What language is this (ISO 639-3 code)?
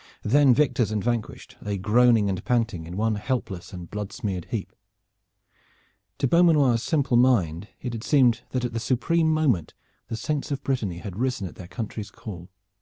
eng